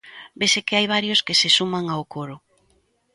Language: Galician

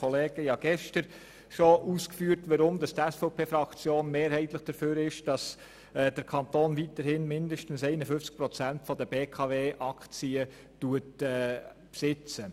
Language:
Swiss German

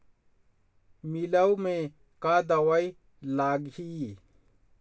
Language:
Chhattisgarhi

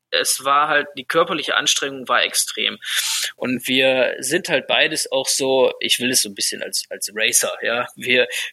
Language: German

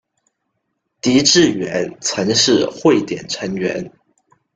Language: Chinese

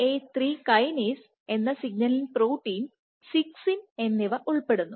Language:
Malayalam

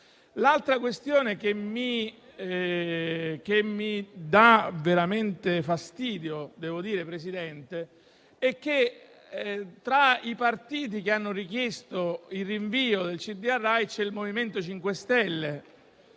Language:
Italian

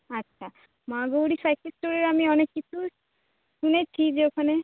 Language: Bangla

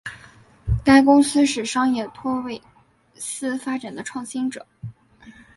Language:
Chinese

